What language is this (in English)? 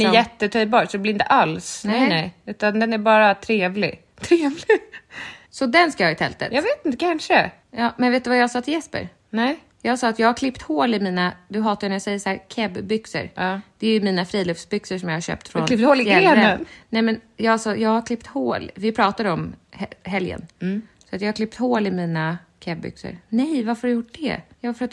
Swedish